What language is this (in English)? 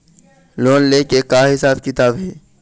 Chhattisgarhi